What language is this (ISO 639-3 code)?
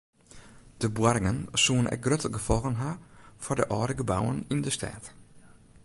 fry